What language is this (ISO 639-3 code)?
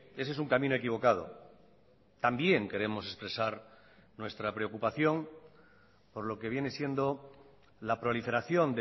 spa